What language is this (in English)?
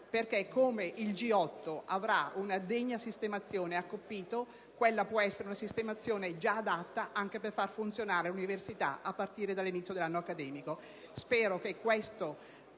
Italian